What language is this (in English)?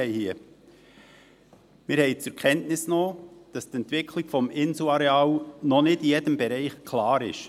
Swiss German